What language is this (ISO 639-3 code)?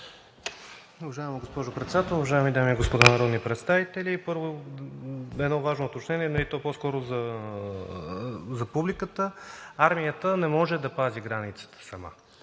bul